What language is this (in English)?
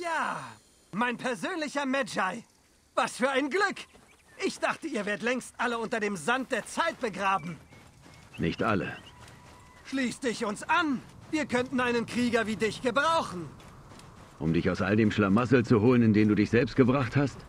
German